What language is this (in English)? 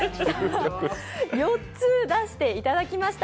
Japanese